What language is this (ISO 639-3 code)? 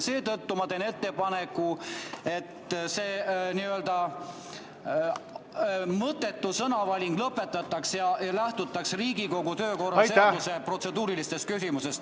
est